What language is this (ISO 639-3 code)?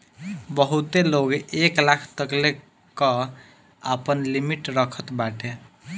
bho